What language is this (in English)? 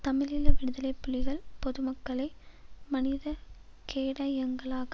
Tamil